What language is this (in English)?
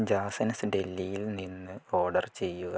Malayalam